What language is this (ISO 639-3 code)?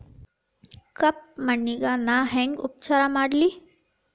kan